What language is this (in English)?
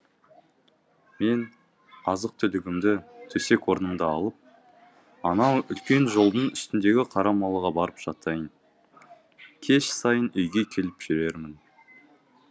Kazakh